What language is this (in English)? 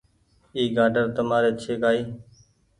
Goaria